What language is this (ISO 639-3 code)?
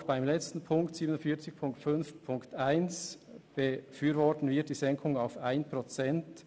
gsw